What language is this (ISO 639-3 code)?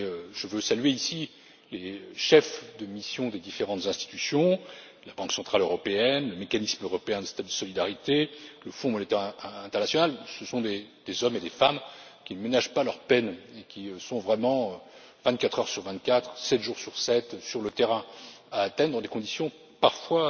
fra